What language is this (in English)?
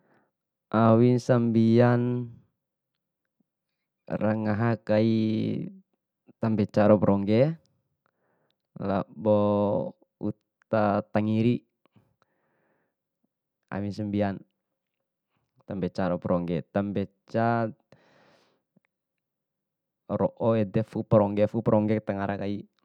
Bima